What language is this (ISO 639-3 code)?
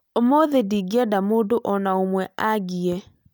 kik